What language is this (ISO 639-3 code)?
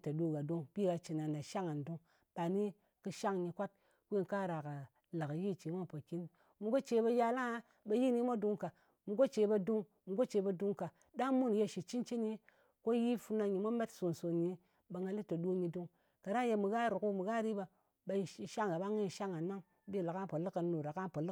anc